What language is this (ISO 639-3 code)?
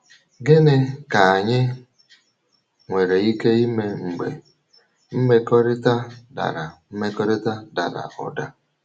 ibo